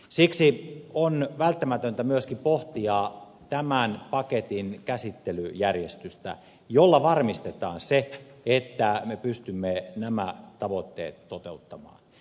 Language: Finnish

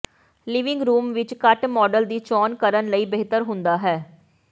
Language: Punjabi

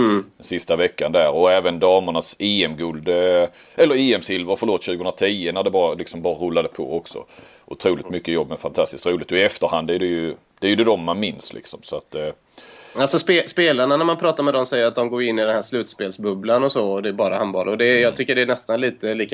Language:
Swedish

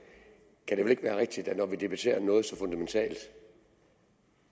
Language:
Danish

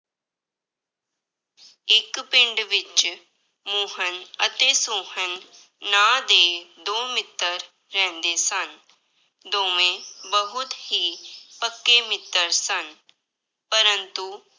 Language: Punjabi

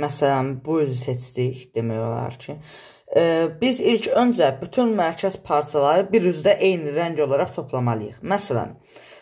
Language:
Turkish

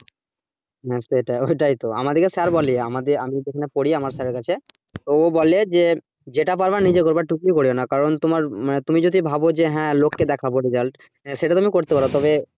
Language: Bangla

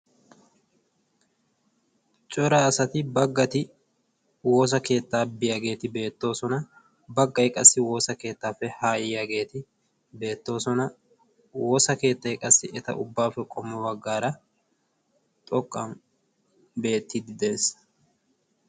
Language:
Wolaytta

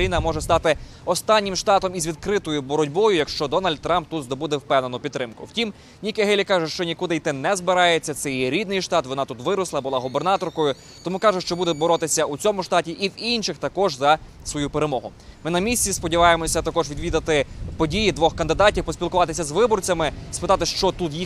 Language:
Ukrainian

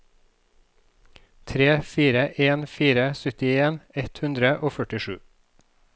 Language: Norwegian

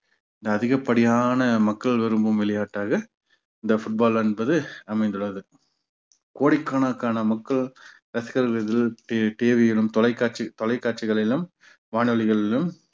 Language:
Tamil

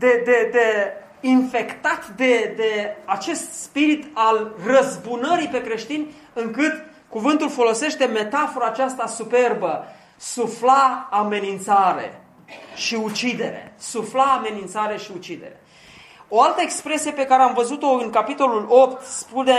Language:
Romanian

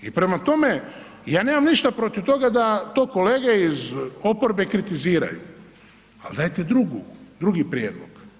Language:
Croatian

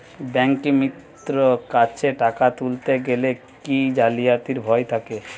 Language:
Bangla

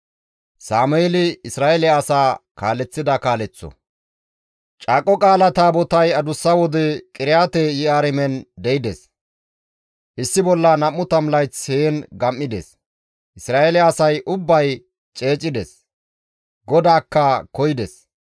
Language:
Gamo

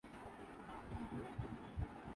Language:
Urdu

